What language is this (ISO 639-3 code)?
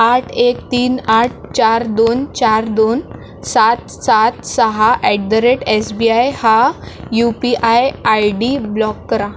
mar